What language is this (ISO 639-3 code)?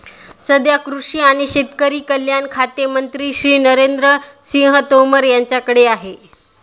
mar